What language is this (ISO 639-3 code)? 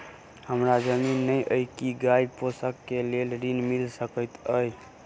mai